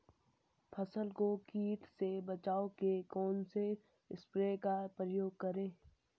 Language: Hindi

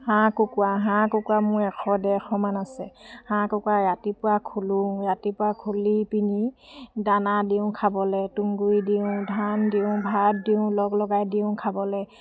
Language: Assamese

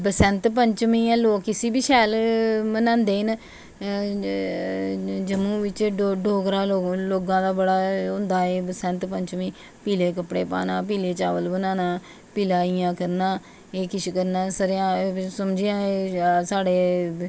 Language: Dogri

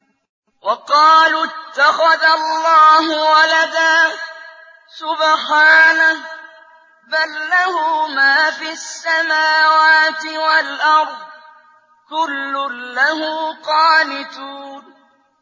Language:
Arabic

